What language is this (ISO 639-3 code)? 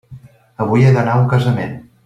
cat